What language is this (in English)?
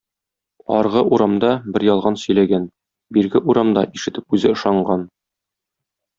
Tatar